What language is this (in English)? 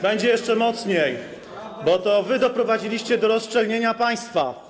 Polish